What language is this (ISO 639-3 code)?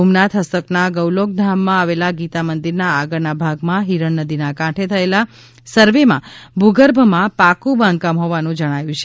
guj